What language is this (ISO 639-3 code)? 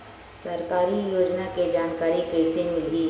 hne